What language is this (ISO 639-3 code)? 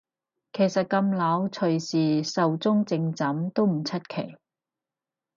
yue